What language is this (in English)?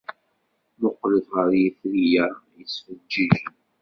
Kabyle